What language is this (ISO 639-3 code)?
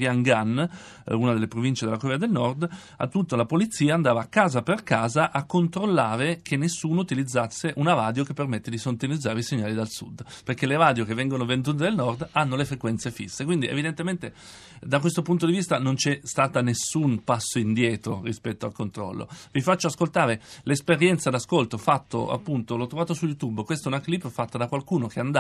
ita